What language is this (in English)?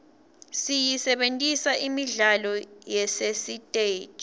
Swati